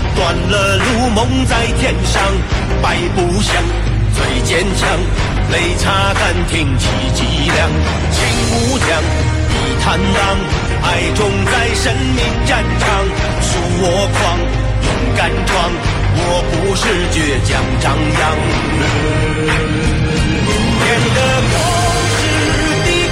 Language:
Chinese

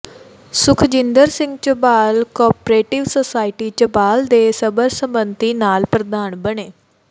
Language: Punjabi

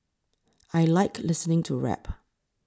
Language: English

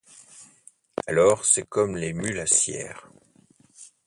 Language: French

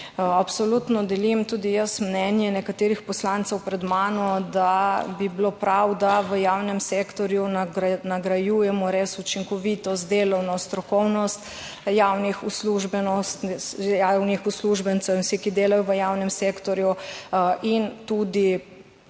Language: Slovenian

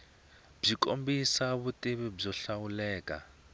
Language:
Tsonga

